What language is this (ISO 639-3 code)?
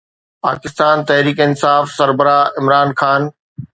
snd